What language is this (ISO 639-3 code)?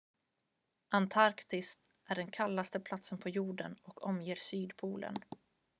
swe